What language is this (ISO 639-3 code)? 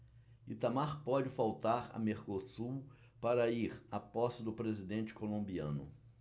por